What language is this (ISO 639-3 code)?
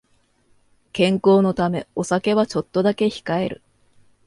jpn